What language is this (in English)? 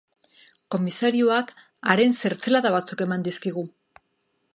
Basque